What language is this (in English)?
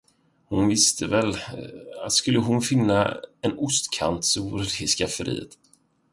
Swedish